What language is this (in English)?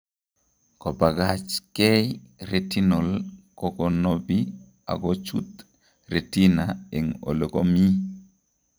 Kalenjin